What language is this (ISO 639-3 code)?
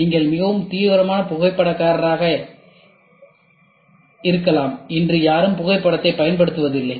tam